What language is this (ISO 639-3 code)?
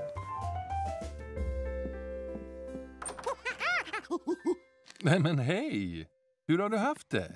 swe